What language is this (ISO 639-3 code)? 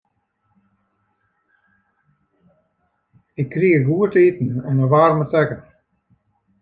fry